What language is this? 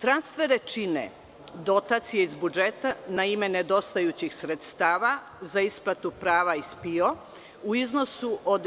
Serbian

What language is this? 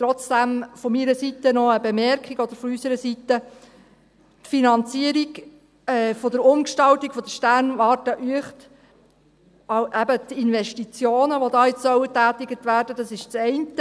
Swiss German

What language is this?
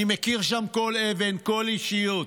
Hebrew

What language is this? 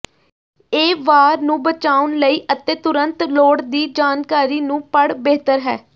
Punjabi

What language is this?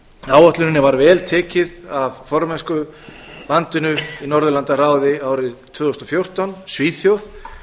Icelandic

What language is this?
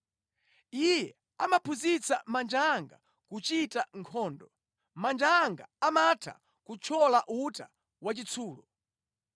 Nyanja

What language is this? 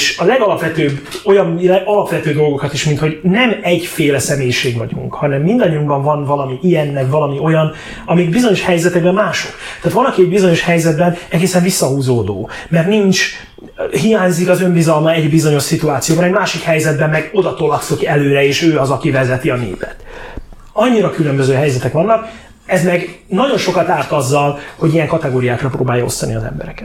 Hungarian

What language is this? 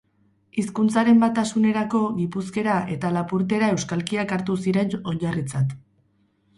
Basque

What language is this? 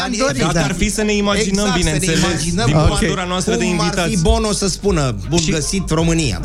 Romanian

